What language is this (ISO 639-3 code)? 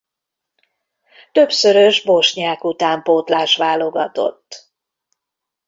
hun